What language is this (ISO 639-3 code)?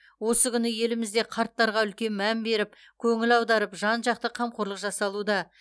kaz